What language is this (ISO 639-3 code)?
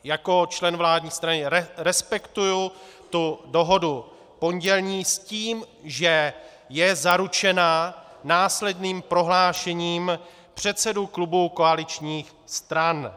ces